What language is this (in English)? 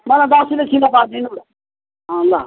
Nepali